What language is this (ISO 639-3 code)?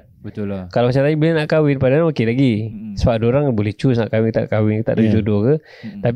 msa